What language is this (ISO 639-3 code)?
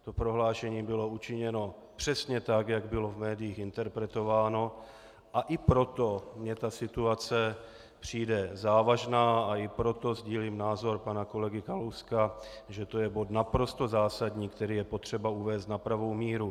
ces